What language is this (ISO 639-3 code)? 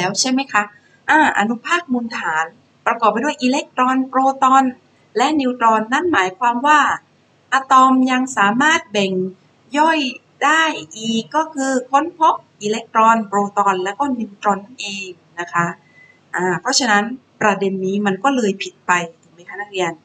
tha